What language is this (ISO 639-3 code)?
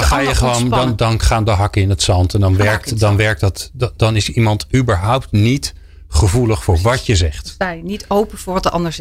nld